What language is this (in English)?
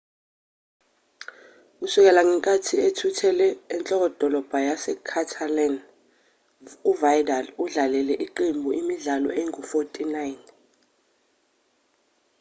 Zulu